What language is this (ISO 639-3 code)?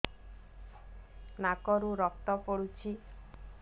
ori